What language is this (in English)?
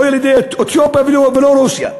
Hebrew